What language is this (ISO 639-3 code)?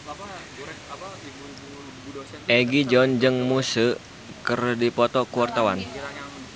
sun